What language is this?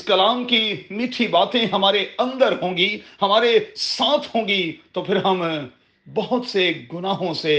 Urdu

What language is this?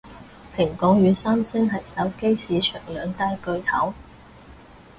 Cantonese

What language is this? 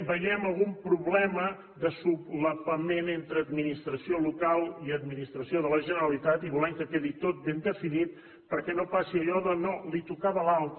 Catalan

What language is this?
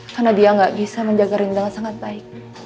Indonesian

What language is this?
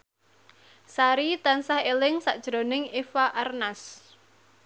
Javanese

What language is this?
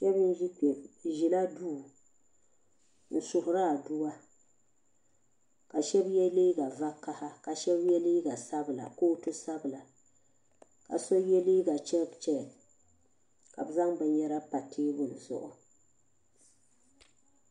Dagbani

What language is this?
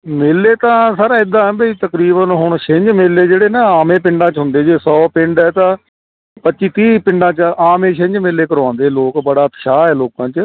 Punjabi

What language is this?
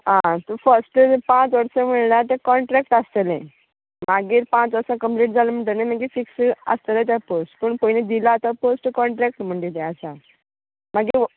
Konkani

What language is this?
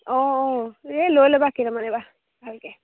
Assamese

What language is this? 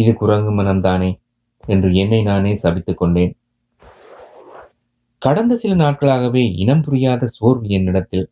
Tamil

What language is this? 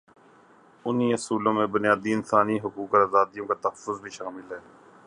Urdu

